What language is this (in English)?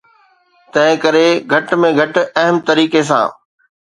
Sindhi